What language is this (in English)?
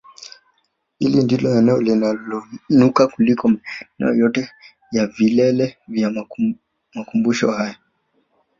Swahili